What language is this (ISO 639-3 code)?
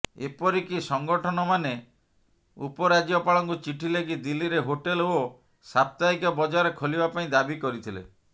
ori